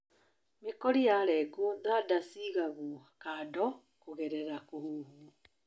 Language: Kikuyu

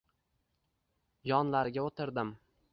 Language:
Uzbek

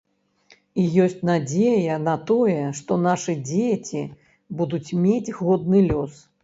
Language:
Belarusian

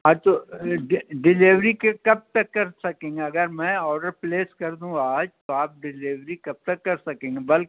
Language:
Urdu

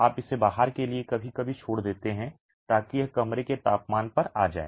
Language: Hindi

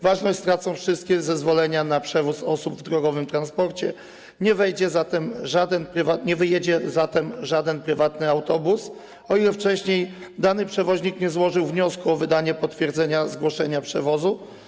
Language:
Polish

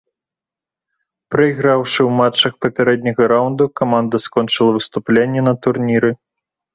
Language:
Belarusian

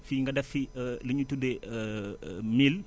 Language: Wolof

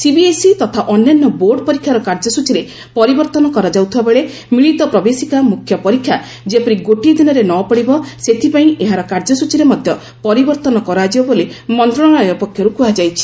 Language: Odia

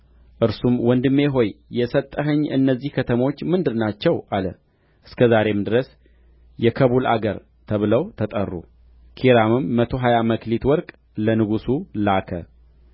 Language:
Amharic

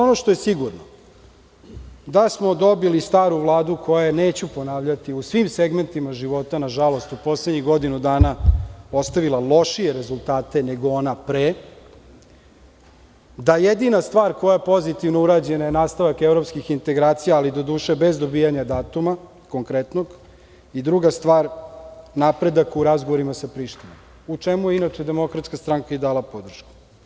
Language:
Serbian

